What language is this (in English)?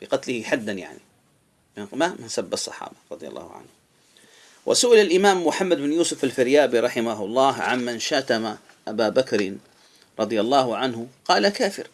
Arabic